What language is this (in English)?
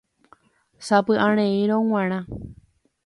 Guarani